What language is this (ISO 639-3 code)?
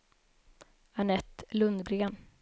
swe